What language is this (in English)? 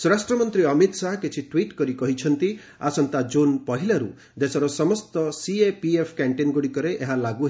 Odia